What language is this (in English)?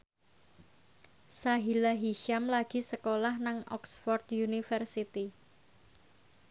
Javanese